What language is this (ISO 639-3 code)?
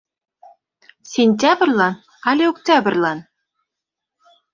chm